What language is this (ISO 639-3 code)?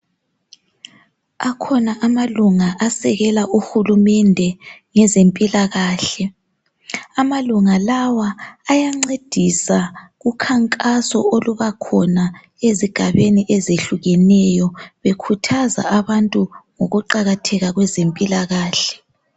nde